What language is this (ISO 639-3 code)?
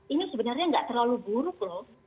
ind